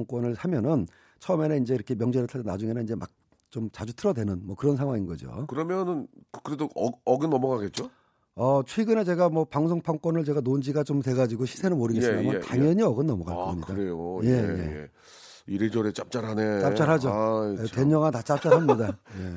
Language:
Korean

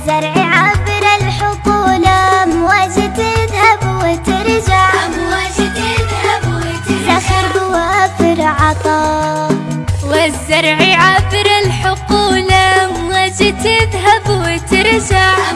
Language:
Arabic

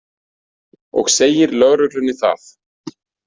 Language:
Icelandic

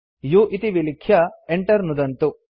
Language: Sanskrit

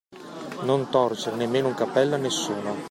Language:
Italian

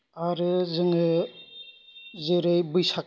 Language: Bodo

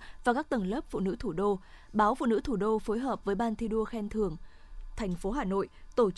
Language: Vietnamese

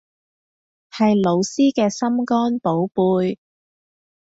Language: Cantonese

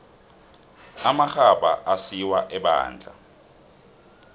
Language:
South Ndebele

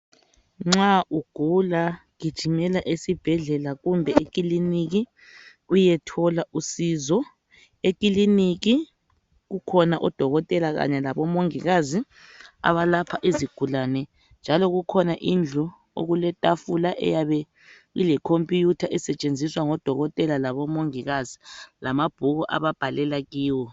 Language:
North Ndebele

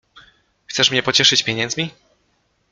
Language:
Polish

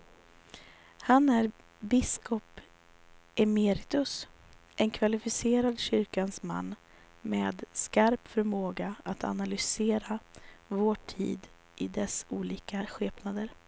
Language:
Swedish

